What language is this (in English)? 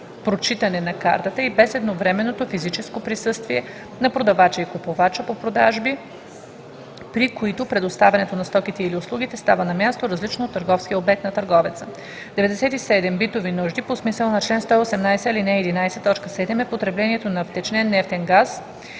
Bulgarian